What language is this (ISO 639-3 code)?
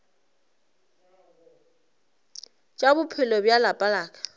nso